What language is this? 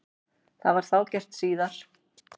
Icelandic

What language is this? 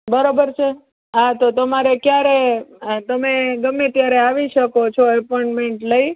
Gujarati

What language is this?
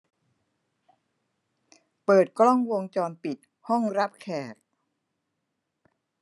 Thai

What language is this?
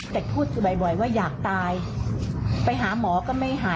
Thai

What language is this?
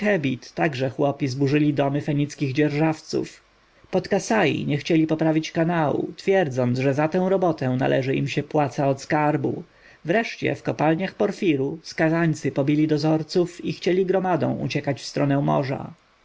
Polish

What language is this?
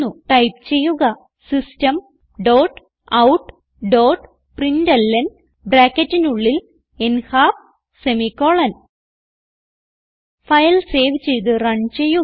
Malayalam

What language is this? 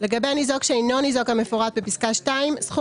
Hebrew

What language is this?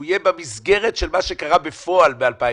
Hebrew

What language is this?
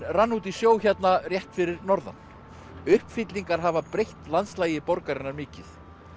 Icelandic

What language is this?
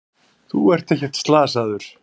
Icelandic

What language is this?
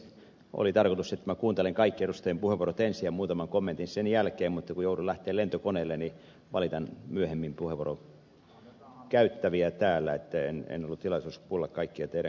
Finnish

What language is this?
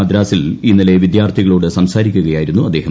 Malayalam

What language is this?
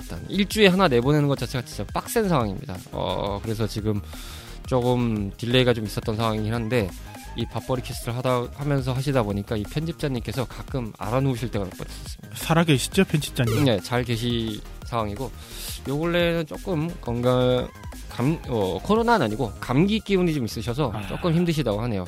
Korean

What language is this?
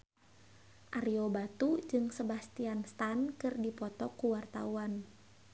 Sundanese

